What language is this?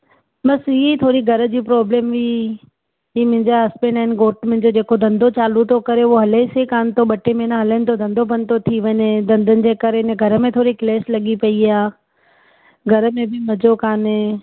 Sindhi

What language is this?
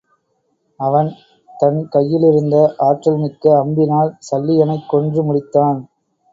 Tamil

